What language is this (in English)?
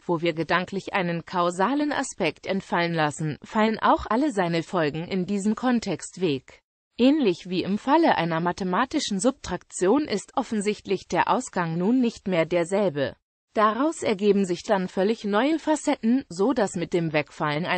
German